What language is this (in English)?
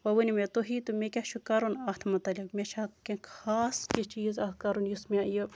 Kashmiri